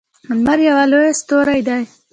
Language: Pashto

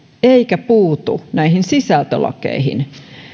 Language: Finnish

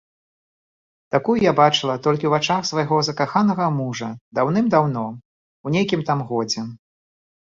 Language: Belarusian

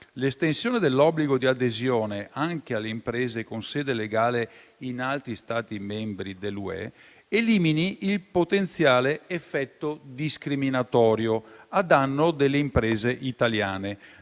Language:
Italian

